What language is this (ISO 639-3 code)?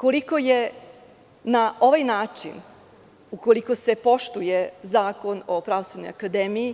srp